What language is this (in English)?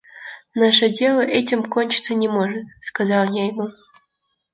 Russian